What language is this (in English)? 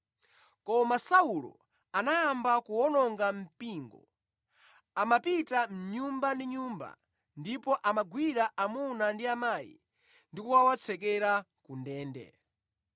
Nyanja